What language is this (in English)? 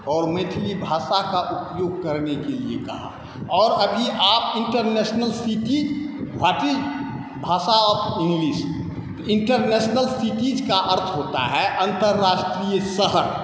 Maithili